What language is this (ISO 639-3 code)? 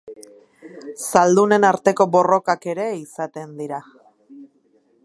eus